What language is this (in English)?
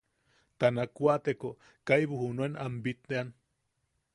Yaqui